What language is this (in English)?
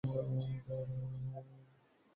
Bangla